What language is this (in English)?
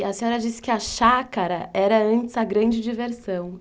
Portuguese